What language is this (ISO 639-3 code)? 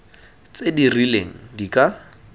tsn